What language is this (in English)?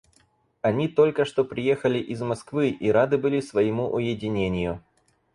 Russian